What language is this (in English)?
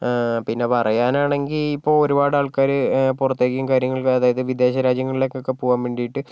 Malayalam